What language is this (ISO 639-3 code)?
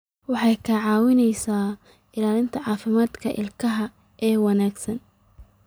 som